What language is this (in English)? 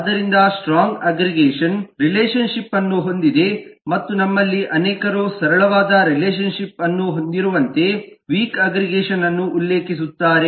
Kannada